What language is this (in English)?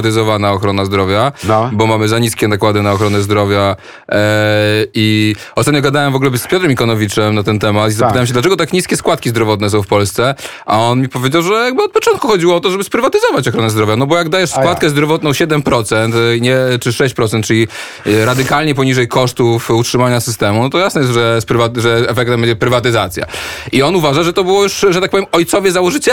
Polish